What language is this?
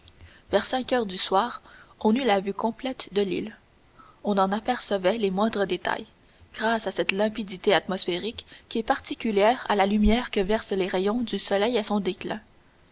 French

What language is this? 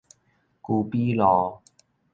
Min Nan Chinese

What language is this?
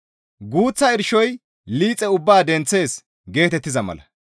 Gamo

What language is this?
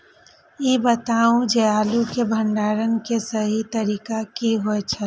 Maithili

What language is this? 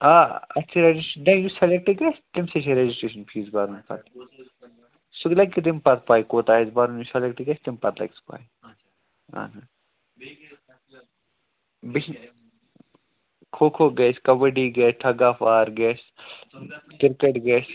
Kashmiri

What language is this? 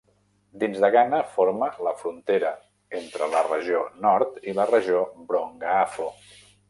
Catalan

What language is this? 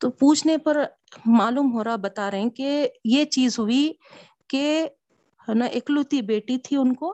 Urdu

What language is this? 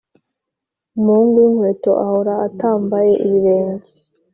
Kinyarwanda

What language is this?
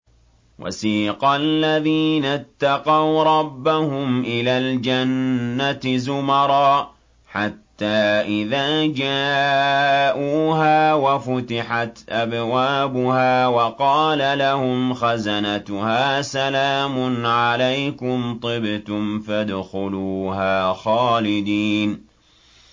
Arabic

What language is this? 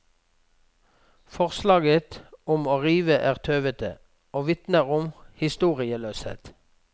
Norwegian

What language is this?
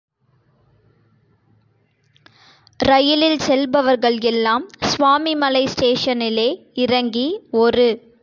Tamil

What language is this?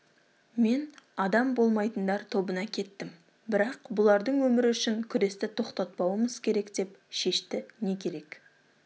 Kazakh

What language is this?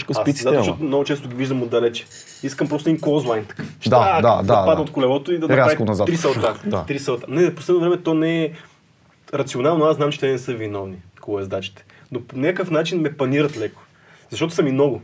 Bulgarian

